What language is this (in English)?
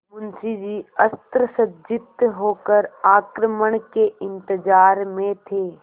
Hindi